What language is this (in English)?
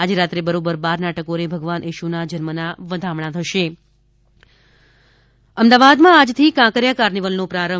Gujarati